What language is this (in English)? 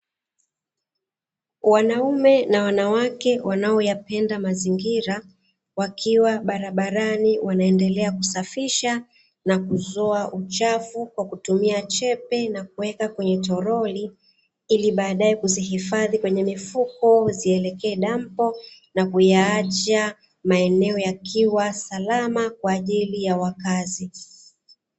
Swahili